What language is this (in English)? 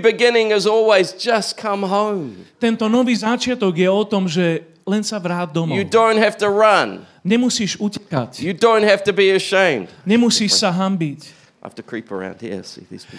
Slovak